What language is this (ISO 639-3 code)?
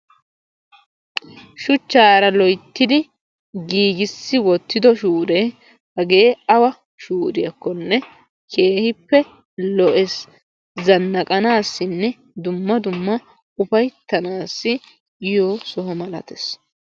wal